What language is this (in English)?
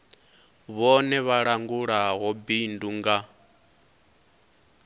Venda